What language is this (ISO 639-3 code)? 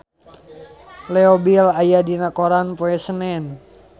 sun